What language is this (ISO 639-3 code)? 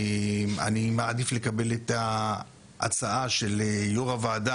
heb